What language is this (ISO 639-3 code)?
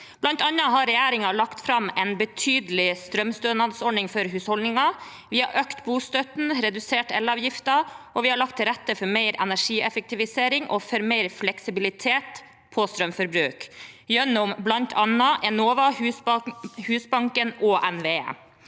nor